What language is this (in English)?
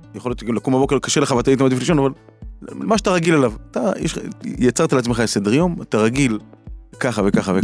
Hebrew